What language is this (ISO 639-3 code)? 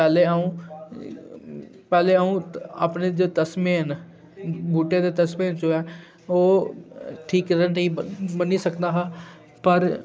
doi